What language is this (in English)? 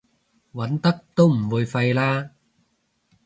Cantonese